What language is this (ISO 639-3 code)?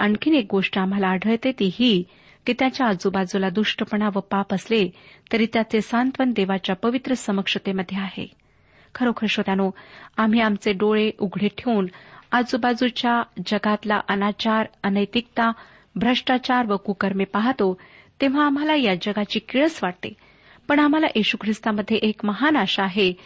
mar